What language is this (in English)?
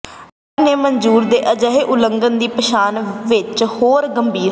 Punjabi